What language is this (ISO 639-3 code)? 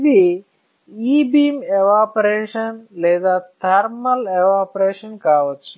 tel